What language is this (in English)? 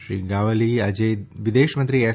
Gujarati